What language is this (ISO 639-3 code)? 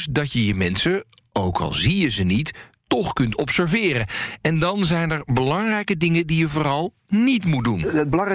nld